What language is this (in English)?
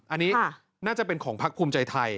Thai